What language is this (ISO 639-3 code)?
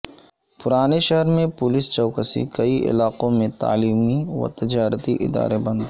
urd